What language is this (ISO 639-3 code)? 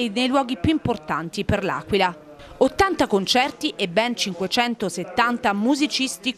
ita